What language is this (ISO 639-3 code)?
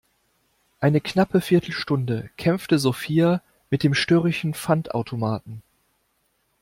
deu